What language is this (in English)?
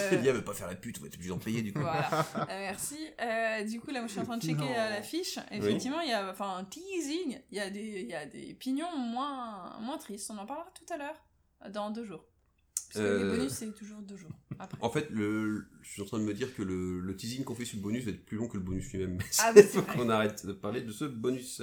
French